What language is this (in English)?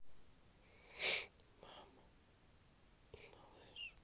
Russian